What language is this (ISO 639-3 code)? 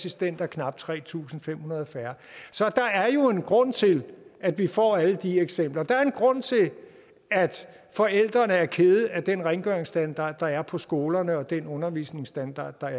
dan